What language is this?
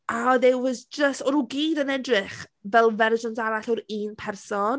Welsh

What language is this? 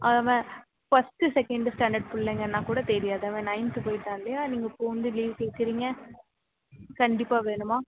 Tamil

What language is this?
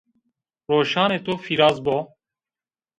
Zaza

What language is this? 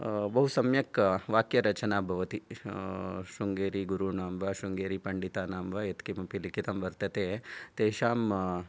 Sanskrit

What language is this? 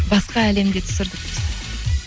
Kazakh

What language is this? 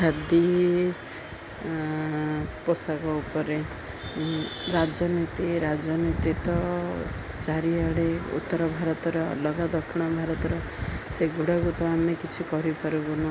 Odia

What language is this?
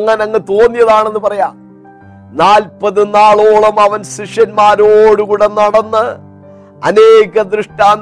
Malayalam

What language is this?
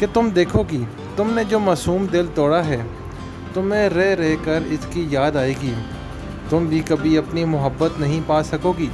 Urdu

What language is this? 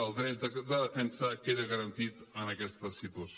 Catalan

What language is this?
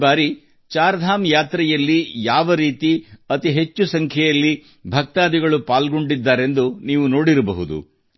Kannada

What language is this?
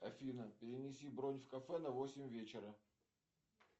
Russian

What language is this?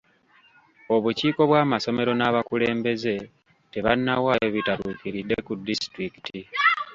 Ganda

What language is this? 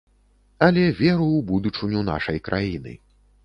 Belarusian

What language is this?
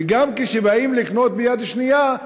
Hebrew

